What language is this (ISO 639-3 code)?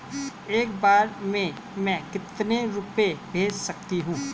hin